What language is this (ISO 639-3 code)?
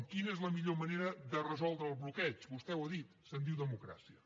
cat